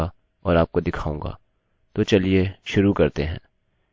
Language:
Hindi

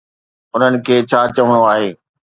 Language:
Sindhi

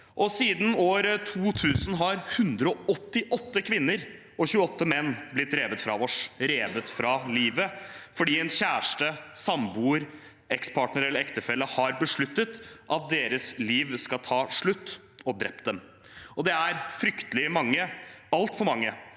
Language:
Norwegian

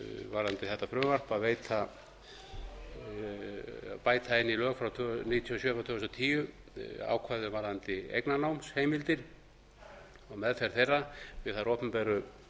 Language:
Icelandic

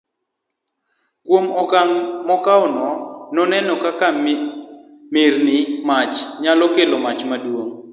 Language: Luo (Kenya and Tanzania)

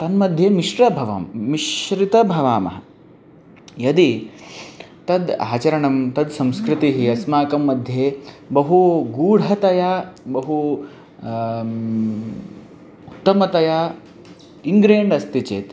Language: Sanskrit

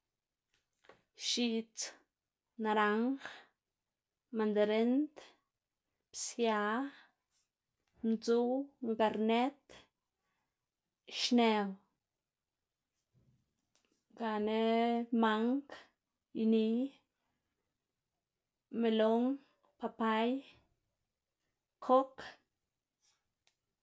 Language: Xanaguía Zapotec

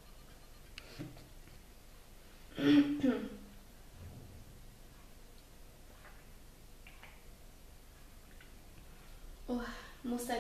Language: German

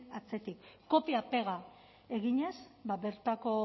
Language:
Basque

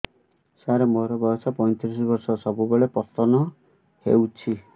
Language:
Odia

